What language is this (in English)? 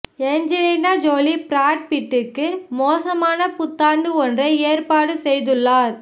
Tamil